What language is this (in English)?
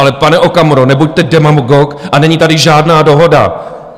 Czech